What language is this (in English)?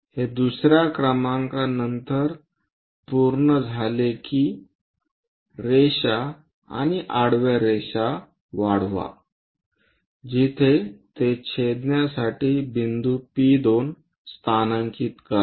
Marathi